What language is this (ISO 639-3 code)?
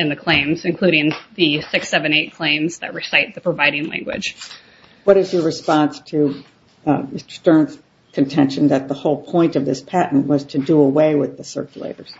eng